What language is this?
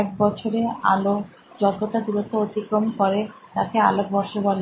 Bangla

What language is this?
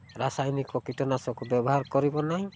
Odia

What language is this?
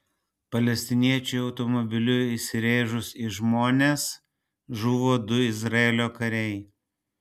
Lithuanian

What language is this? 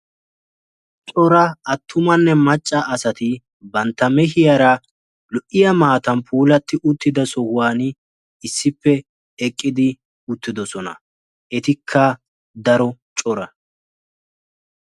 Wolaytta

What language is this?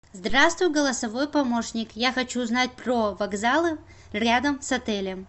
Russian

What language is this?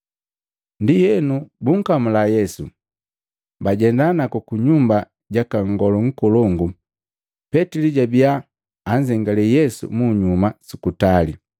Matengo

